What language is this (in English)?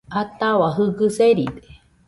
Nüpode Huitoto